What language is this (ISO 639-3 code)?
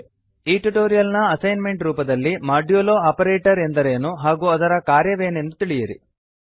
kan